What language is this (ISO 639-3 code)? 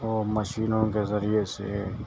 urd